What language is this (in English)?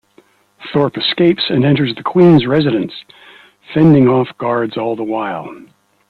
English